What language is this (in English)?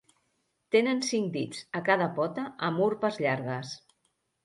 Catalan